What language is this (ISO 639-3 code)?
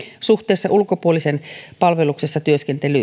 fin